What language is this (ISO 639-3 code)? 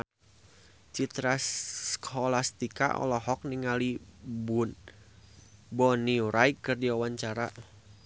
sun